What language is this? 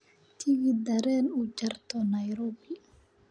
Somali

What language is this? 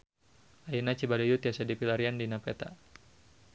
Sundanese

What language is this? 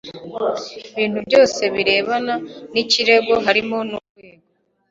Kinyarwanda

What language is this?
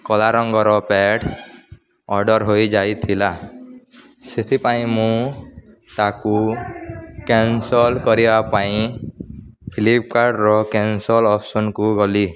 Odia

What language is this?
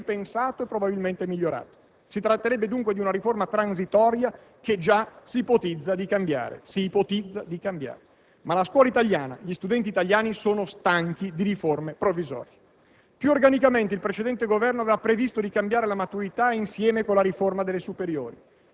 Italian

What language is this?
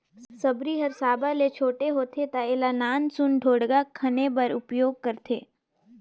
Chhattisgarhi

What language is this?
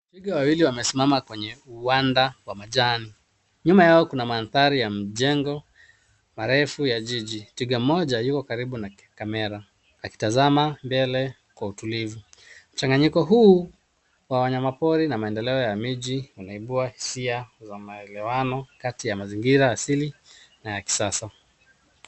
Swahili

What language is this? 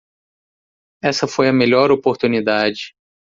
Portuguese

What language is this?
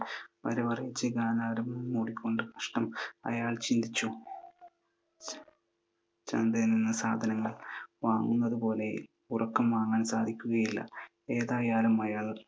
Malayalam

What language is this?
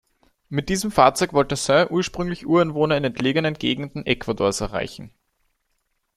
German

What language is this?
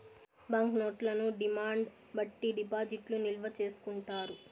Telugu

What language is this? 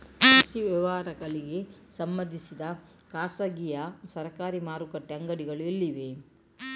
Kannada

